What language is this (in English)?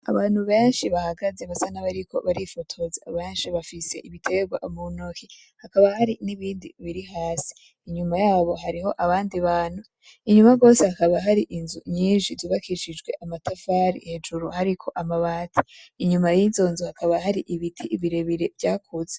Rundi